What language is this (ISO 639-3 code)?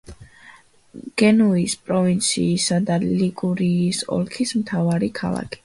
kat